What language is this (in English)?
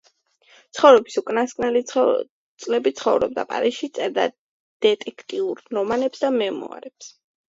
Georgian